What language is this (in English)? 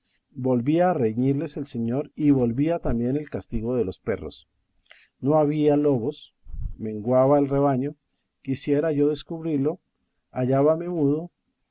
Spanish